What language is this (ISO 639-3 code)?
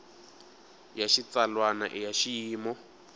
tso